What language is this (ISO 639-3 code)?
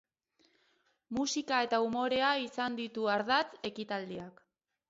eus